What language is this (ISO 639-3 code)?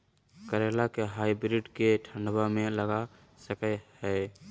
mag